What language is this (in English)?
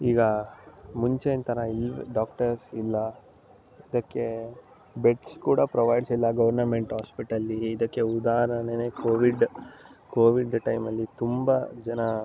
Kannada